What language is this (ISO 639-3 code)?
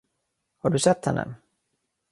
swe